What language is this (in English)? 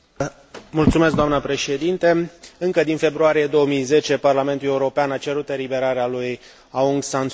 Romanian